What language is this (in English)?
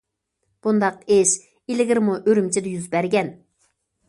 Uyghur